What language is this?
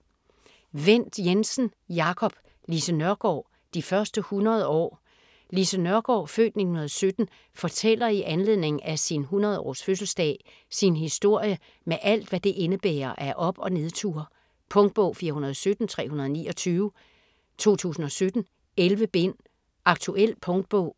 Danish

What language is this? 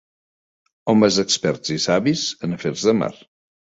Catalan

